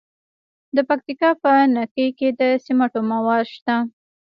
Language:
Pashto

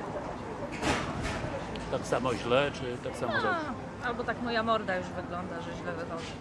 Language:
Polish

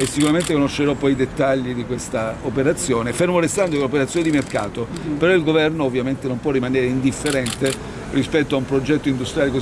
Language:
Italian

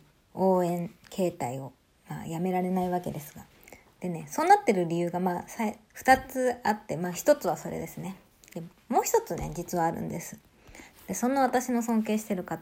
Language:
Japanese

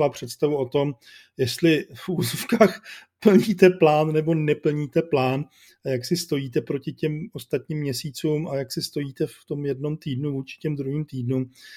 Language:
Czech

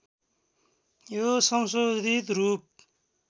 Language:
Nepali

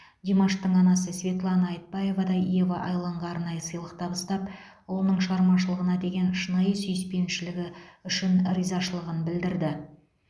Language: Kazakh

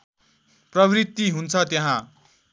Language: Nepali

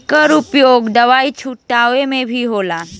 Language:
Bhojpuri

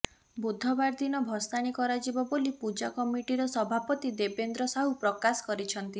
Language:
Odia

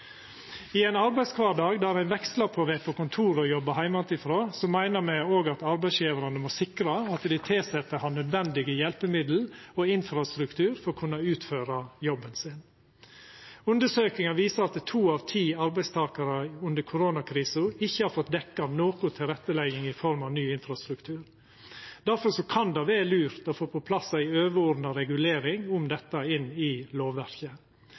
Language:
Norwegian Nynorsk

